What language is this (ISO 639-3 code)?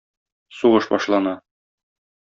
tat